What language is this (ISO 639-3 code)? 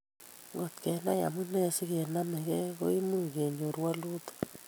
kln